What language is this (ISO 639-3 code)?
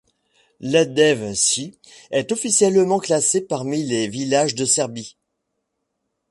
fra